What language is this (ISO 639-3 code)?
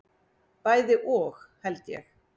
isl